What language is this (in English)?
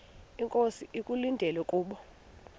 Xhosa